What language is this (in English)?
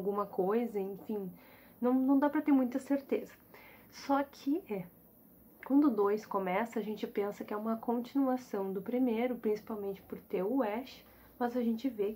Portuguese